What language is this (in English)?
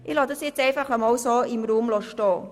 Swiss German